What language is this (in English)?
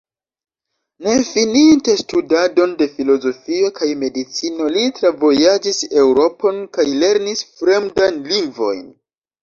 Esperanto